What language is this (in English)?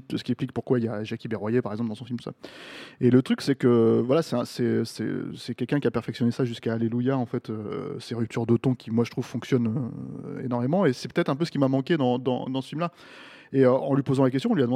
French